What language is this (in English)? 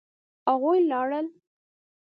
Pashto